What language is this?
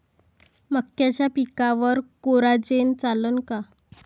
Marathi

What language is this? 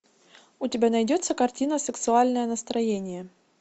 Russian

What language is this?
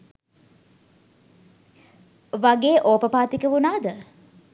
Sinhala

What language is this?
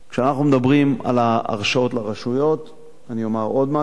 Hebrew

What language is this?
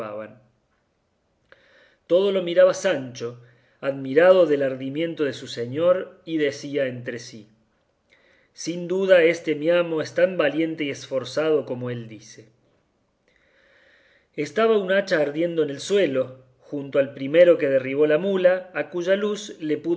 Spanish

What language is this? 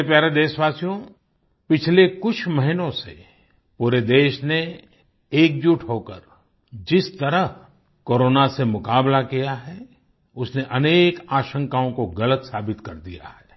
Hindi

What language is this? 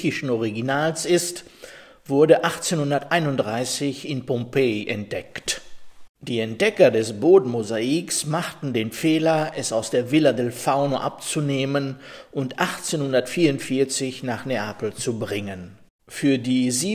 German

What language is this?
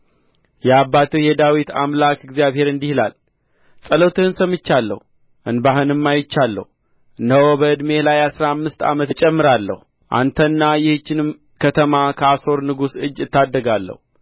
Amharic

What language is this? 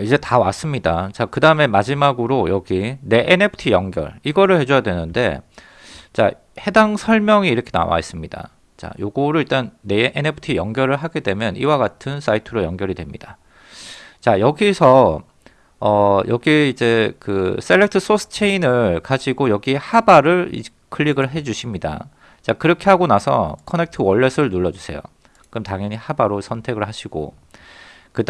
Korean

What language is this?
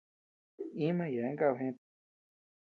Tepeuxila Cuicatec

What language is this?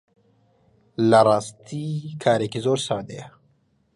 Central Kurdish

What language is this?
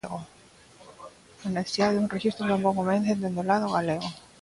Galician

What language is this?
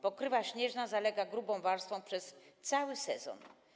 Polish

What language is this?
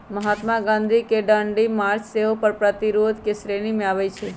Magahi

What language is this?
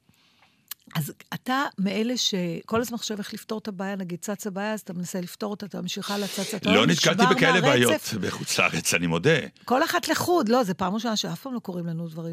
Hebrew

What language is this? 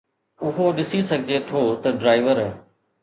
Sindhi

